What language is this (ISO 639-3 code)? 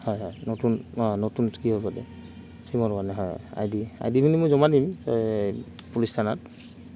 asm